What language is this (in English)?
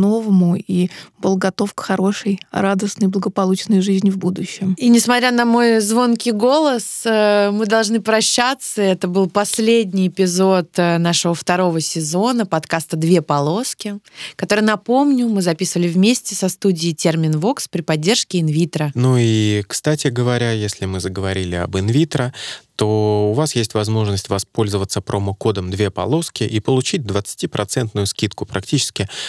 Russian